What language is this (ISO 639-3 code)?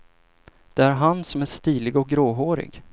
swe